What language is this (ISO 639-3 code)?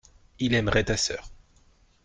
fra